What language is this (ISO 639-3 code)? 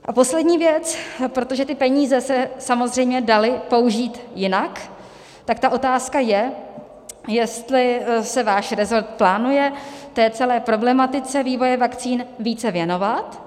ces